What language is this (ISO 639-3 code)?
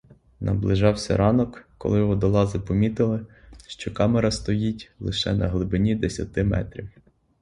ukr